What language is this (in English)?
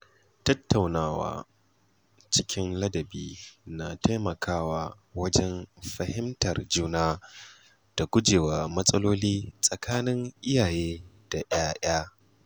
Hausa